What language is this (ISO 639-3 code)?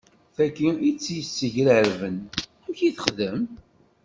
kab